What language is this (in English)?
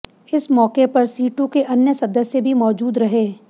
Hindi